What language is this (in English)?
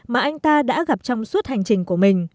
Vietnamese